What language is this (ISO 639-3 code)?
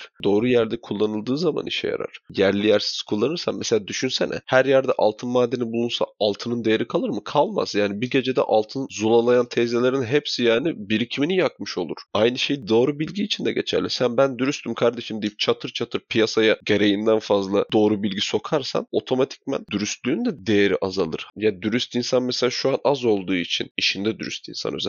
tur